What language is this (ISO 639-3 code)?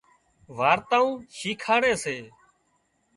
kxp